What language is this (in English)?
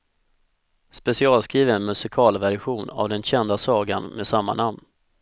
Swedish